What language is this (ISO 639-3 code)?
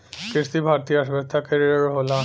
bho